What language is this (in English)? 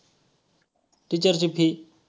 Marathi